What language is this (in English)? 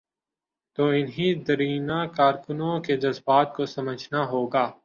Urdu